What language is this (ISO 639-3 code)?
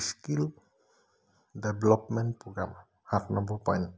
asm